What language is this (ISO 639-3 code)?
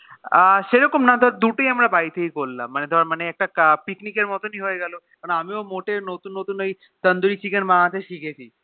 ben